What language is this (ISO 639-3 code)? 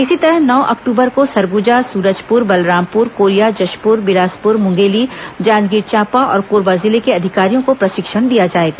hin